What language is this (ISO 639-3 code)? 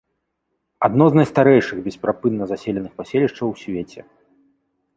bel